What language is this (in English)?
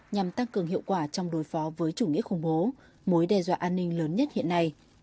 Vietnamese